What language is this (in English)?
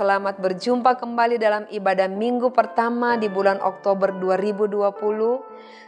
Indonesian